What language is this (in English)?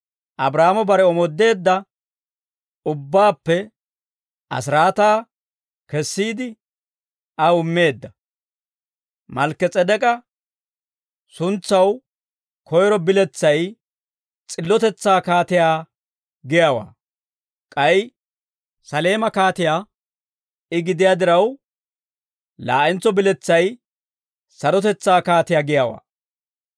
Dawro